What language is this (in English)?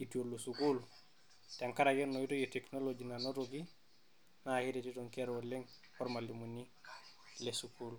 Masai